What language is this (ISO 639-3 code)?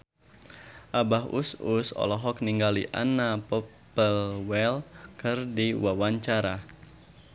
sun